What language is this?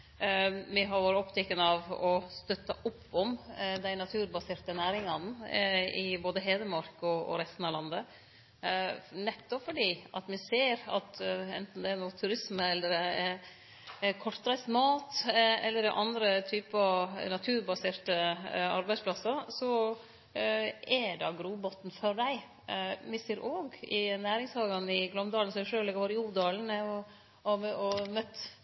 Norwegian Nynorsk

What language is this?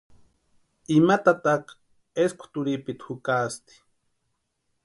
Western Highland Purepecha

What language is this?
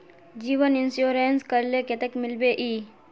Magahi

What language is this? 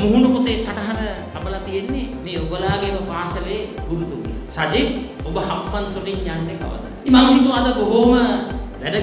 Korean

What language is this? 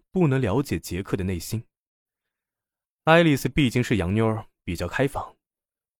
Chinese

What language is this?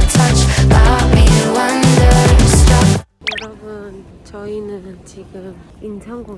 Korean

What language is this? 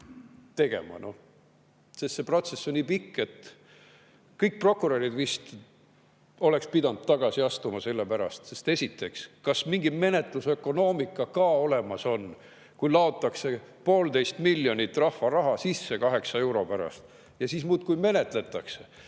Estonian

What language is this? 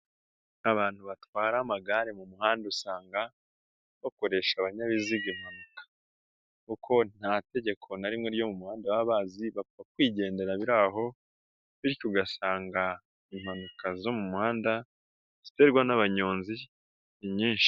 Kinyarwanda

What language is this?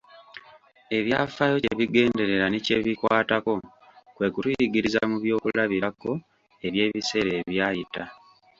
Ganda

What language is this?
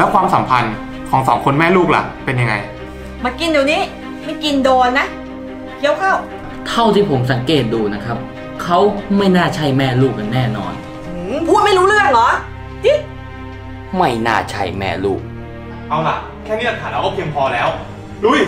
Thai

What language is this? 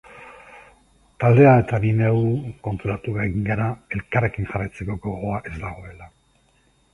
Basque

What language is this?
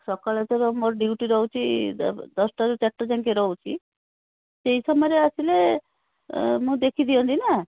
Odia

